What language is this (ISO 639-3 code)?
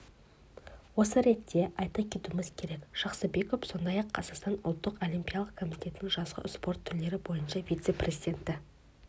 kaz